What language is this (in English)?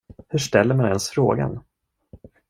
Swedish